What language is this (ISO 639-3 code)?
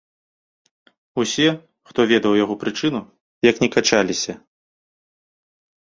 bel